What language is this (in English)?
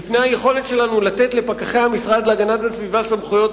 Hebrew